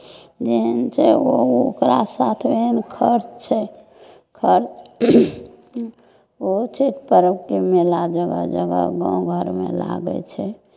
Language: Maithili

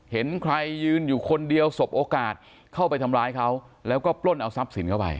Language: Thai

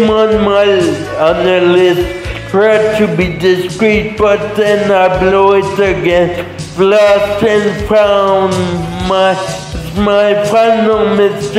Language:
English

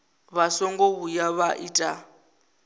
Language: Venda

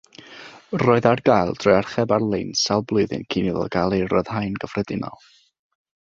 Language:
Welsh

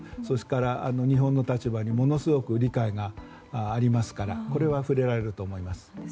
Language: Japanese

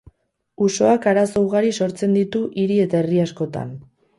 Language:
Basque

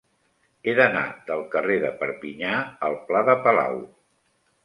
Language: Catalan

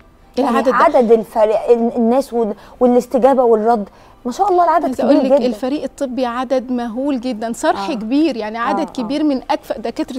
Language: Arabic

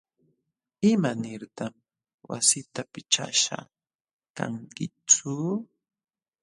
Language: Jauja Wanca Quechua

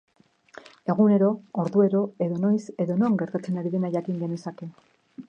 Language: Basque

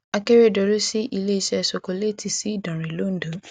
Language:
Yoruba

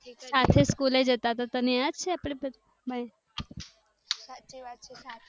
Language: Gujarati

